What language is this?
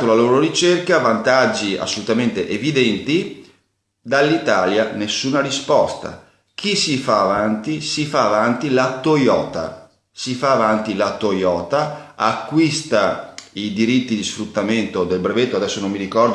Italian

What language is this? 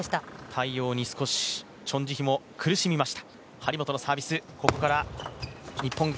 Japanese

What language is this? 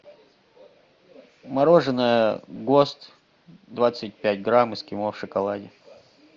Russian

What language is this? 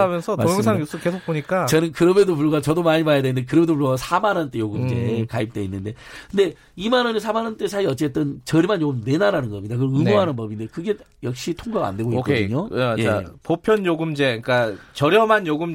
Korean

